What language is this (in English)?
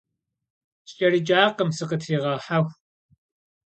Kabardian